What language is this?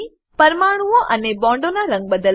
Gujarati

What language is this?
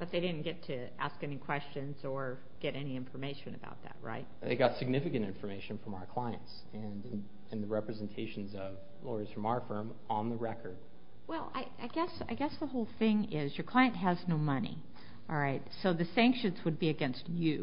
English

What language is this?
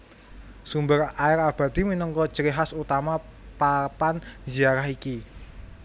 Javanese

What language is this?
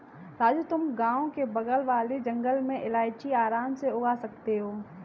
Hindi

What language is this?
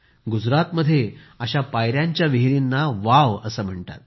Marathi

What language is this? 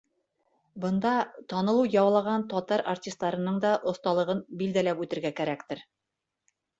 Bashkir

